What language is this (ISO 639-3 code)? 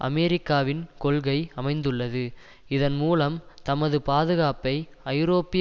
tam